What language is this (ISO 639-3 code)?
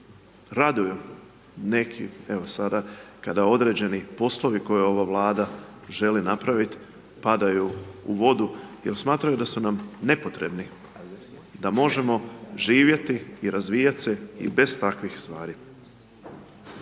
hrv